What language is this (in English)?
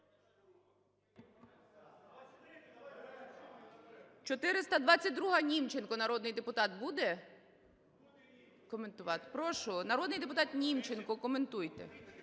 Ukrainian